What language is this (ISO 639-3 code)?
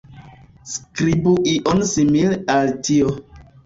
epo